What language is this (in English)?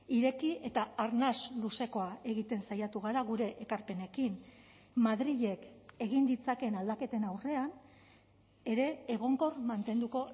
Basque